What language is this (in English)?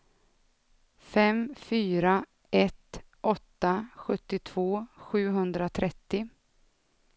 Swedish